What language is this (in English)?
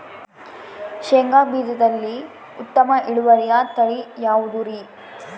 Kannada